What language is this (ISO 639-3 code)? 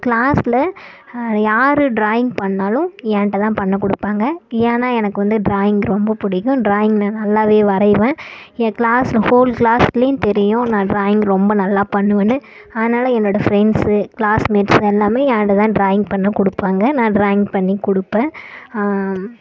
tam